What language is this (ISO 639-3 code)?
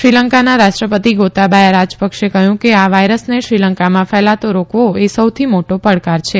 guj